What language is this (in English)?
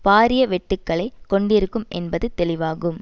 Tamil